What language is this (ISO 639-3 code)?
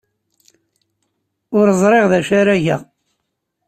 kab